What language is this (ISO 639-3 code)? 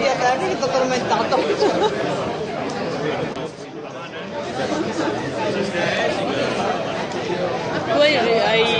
ita